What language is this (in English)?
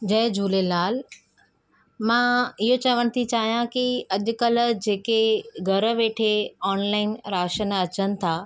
Sindhi